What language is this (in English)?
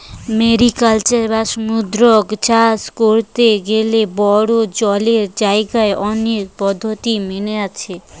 Bangla